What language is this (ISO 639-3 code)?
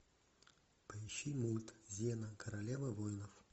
rus